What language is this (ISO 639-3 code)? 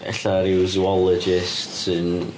cym